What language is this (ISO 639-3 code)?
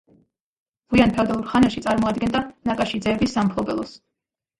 kat